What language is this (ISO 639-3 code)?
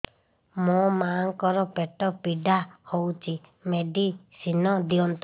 ori